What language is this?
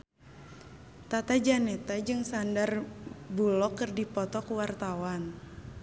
Sundanese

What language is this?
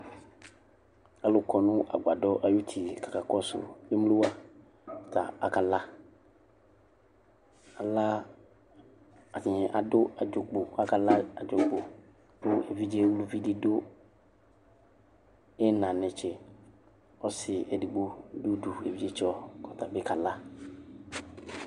Ikposo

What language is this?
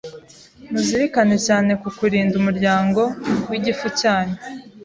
Kinyarwanda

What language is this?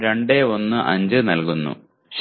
Malayalam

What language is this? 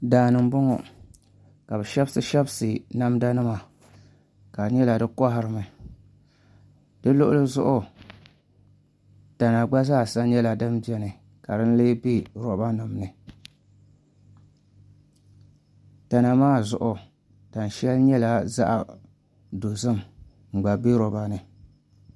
Dagbani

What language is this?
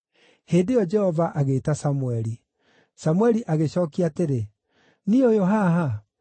Kikuyu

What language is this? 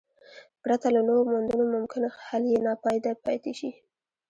Pashto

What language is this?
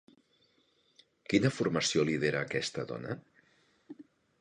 Catalan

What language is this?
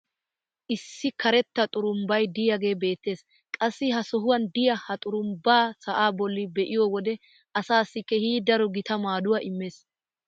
Wolaytta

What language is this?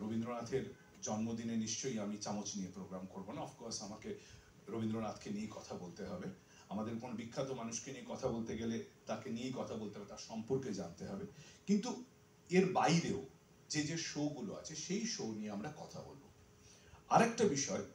Bangla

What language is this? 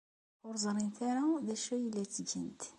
Kabyle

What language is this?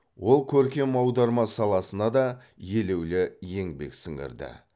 Kazakh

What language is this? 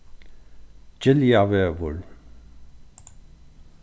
Faroese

